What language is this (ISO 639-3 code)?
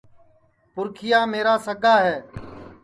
ssi